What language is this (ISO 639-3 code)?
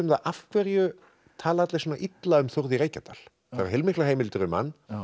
isl